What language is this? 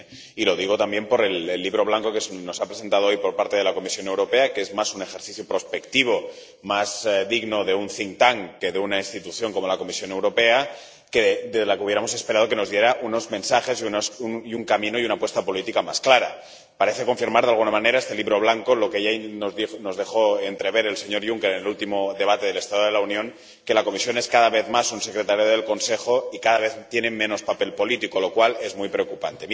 Spanish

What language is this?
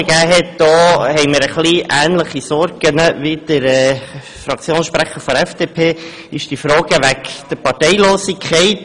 Swiss German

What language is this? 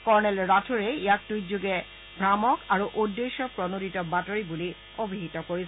Assamese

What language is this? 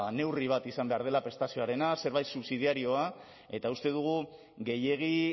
Basque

